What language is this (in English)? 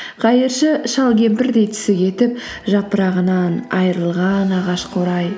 Kazakh